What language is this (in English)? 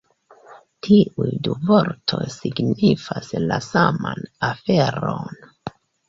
Esperanto